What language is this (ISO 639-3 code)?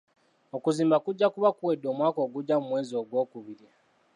lug